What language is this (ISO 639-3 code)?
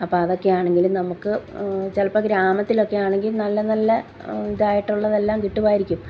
mal